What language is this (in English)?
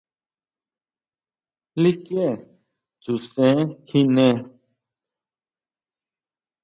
Huautla Mazatec